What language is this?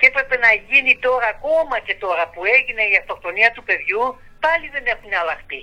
Greek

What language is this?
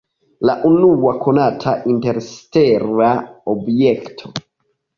Esperanto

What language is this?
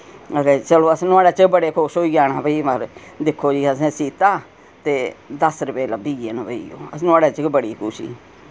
Dogri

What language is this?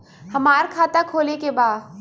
Bhojpuri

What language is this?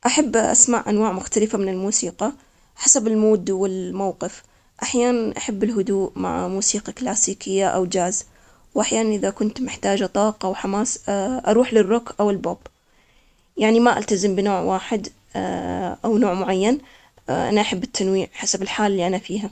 Omani Arabic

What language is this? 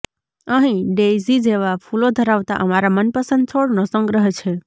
Gujarati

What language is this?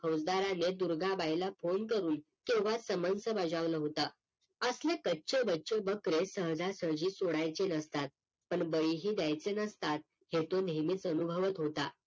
Marathi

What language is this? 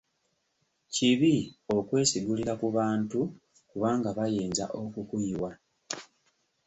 Ganda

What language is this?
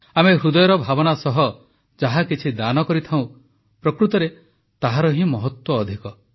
Odia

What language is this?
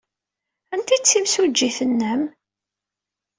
Kabyle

